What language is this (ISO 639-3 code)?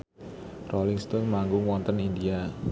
jav